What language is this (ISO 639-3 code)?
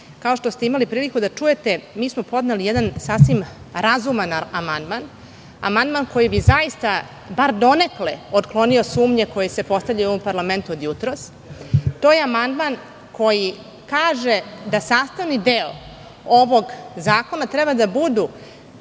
srp